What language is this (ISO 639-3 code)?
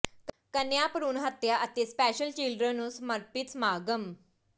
pan